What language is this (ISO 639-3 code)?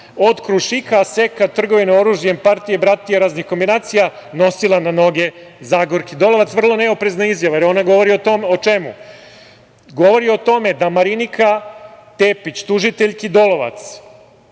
srp